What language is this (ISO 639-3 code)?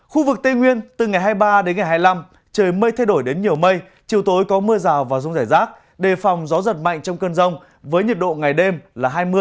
vie